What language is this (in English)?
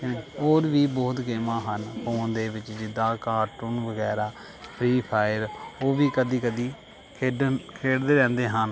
Punjabi